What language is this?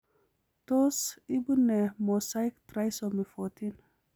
Kalenjin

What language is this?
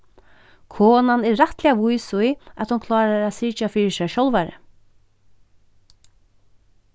Faroese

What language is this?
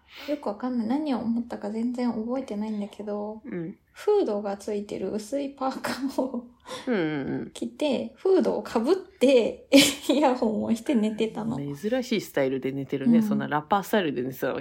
Japanese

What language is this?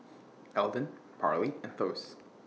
English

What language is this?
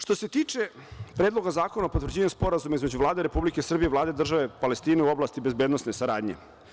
Serbian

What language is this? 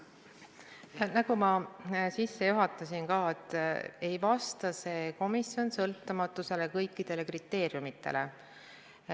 Estonian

